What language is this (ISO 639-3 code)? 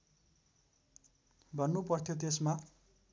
nep